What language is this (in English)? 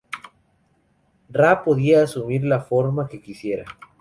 Spanish